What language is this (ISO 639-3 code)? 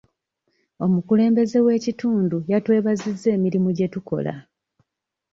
lug